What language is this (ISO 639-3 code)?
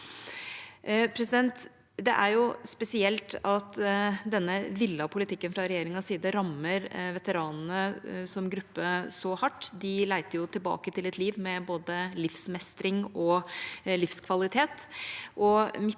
nor